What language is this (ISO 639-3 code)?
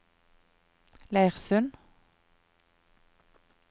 nor